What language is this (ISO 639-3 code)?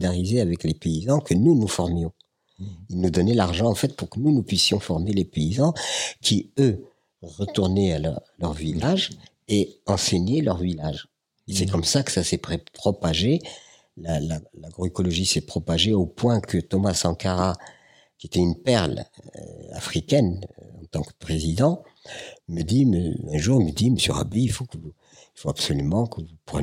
fra